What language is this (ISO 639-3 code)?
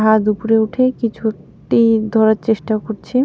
ben